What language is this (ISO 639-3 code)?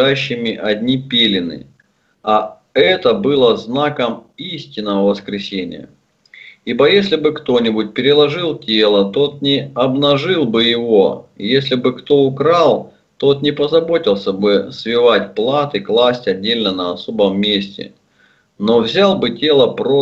rus